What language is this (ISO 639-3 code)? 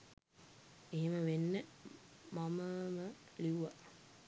sin